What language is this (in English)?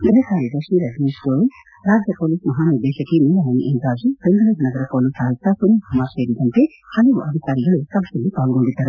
Kannada